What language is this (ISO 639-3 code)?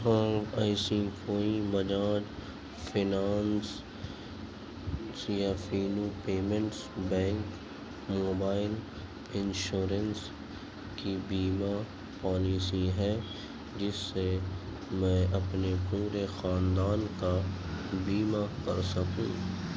urd